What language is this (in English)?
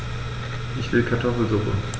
German